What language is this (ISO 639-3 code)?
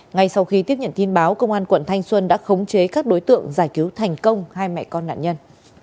vie